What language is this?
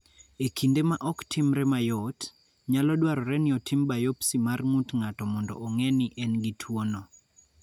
Luo (Kenya and Tanzania)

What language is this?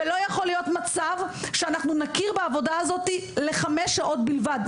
Hebrew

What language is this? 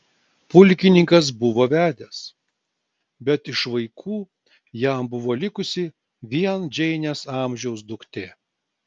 Lithuanian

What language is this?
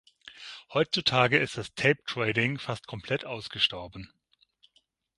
German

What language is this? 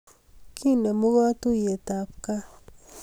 Kalenjin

